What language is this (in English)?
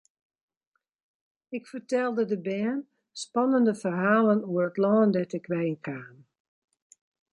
Western Frisian